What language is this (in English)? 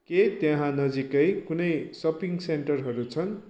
Nepali